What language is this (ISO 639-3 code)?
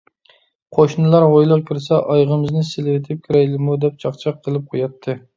uig